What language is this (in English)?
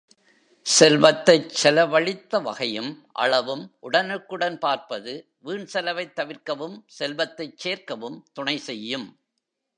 Tamil